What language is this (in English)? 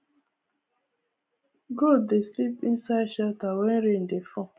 Nigerian Pidgin